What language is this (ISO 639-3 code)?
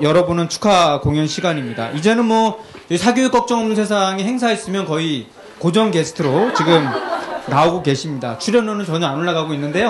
kor